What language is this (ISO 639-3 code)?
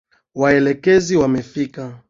swa